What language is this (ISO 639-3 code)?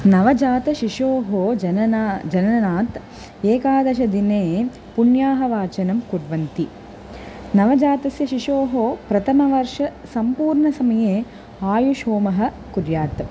san